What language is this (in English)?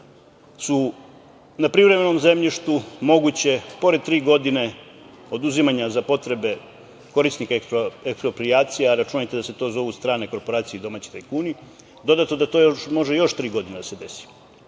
Serbian